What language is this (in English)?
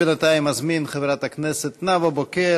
Hebrew